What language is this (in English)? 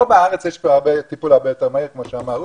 Hebrew